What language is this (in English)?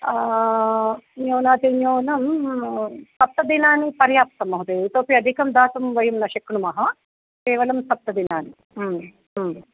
Sanskrit